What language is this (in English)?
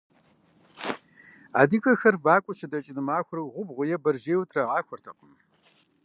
Kabardian